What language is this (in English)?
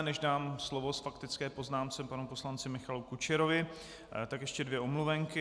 Czech